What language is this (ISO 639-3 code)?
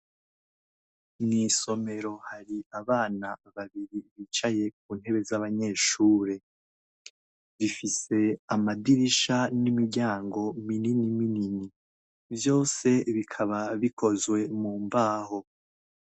run